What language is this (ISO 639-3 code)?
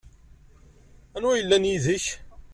kab